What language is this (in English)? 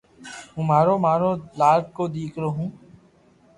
Loarki